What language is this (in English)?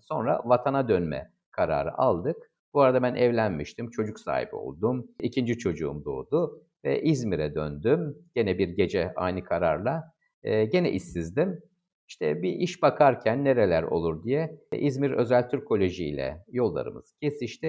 Turkish